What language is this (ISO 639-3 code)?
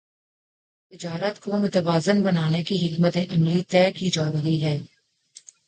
urd